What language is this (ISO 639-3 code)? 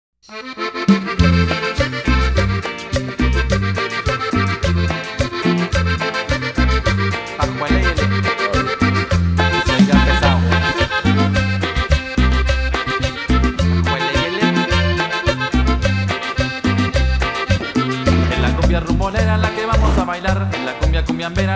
spa